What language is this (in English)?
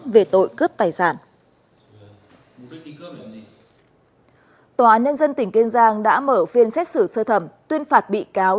Vietnamese